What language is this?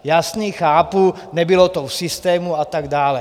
Czech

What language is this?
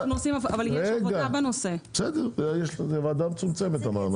Hebrew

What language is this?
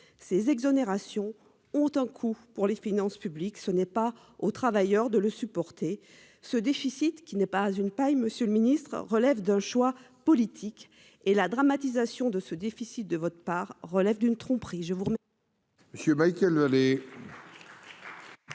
French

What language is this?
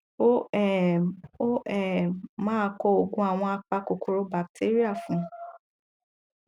Yoruba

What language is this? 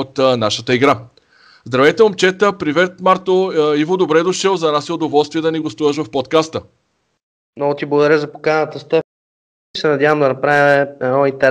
Bulgarian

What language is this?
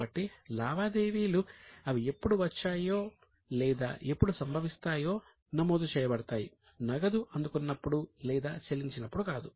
Telugu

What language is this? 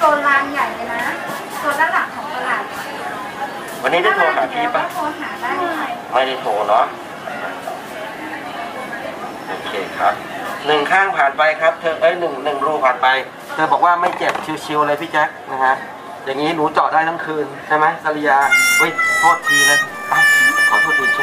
Thai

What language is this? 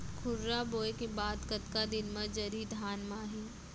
Chhattisgarhi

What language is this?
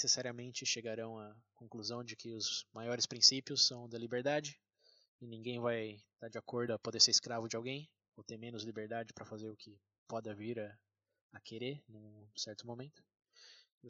Portuguese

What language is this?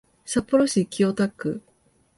Japanese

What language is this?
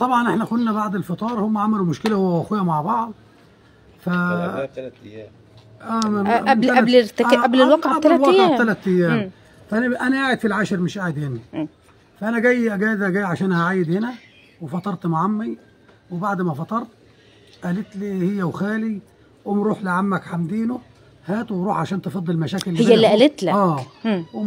Arabic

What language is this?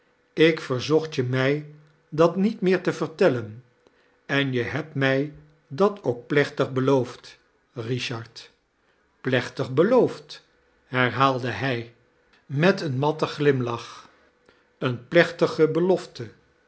Dutch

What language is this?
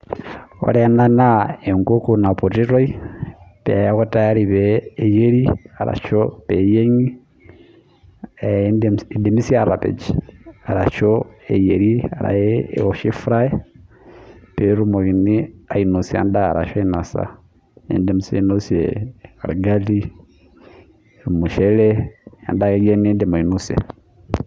Masai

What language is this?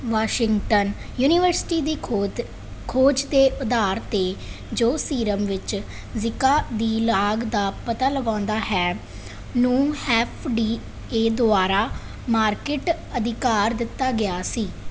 Punjabi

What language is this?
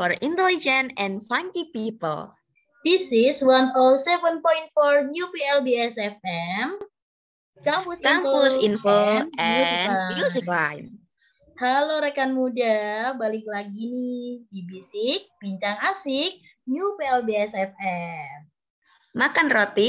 Indonesian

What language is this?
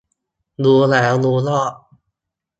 Thai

